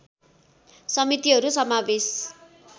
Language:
Nepali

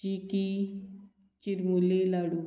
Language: Konkani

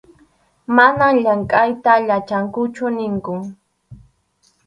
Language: Arequipa-La Unión Quechua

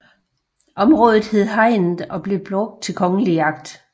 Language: Danish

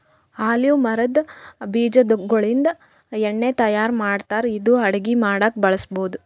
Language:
Kannada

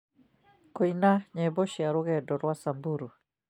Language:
Kikuyu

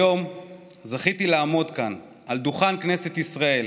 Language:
Hebrew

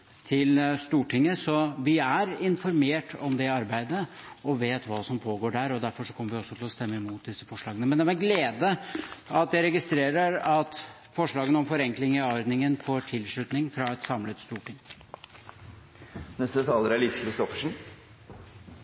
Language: Norwegian Bokmål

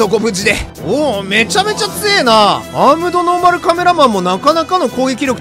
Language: Japanese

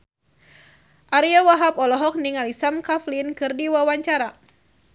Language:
Sundanese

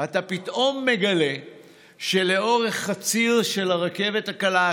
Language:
Hebrew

